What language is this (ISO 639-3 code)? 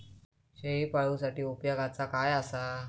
mar